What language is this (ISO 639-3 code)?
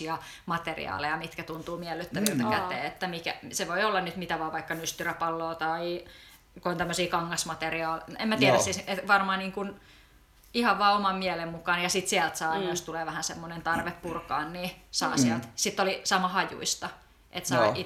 fin